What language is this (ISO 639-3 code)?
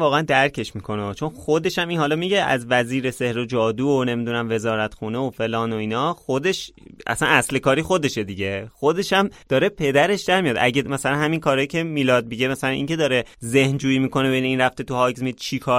fas